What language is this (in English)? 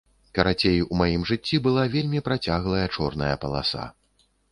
Belarusian